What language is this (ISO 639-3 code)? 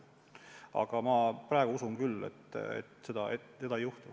est